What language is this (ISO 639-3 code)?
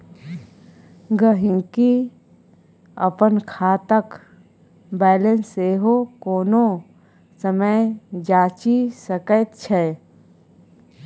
mai